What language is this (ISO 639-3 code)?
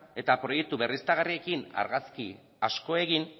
eus